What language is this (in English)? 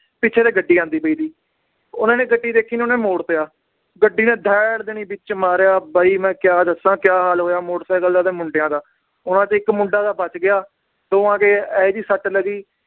Punjabi